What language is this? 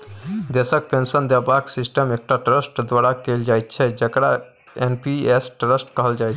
Maithili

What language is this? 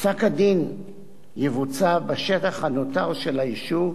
Hebrew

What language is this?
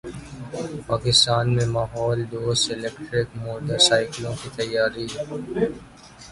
Urdu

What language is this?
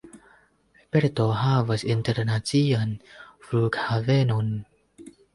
Esperanto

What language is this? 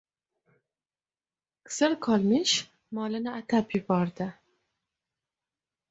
Uzbek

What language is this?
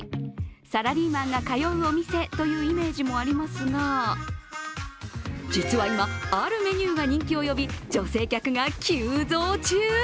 Japanese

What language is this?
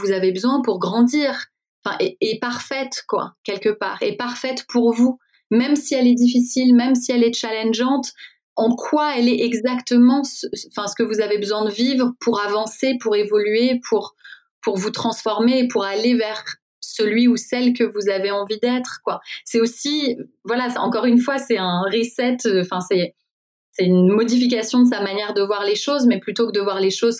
French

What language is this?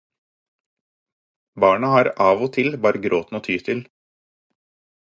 Norwegian Bokmål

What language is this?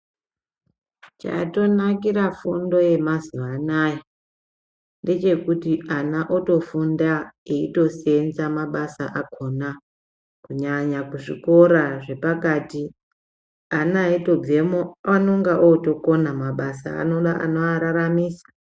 Ndau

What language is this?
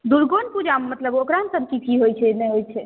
Maithili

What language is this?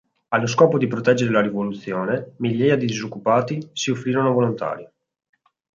Italian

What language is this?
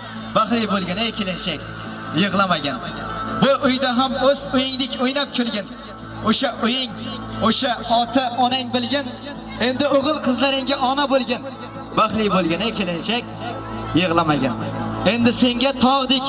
Turkish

